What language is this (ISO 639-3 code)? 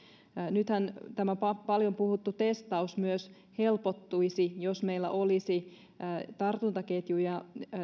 fin